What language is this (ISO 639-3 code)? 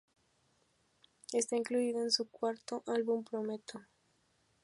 spa